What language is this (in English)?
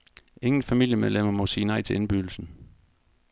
Danish